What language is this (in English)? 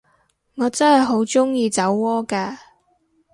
Cantonese